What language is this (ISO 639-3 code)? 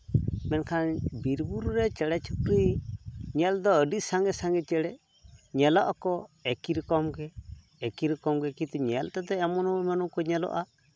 sat